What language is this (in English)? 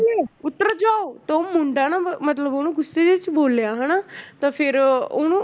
Punjabi